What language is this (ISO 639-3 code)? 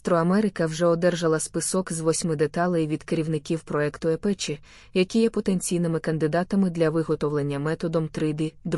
ukr